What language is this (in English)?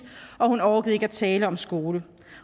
Danish